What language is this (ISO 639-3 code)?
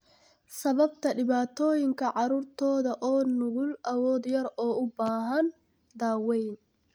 som